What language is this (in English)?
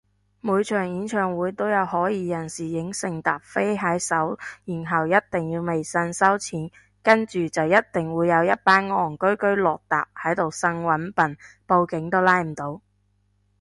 Cantonese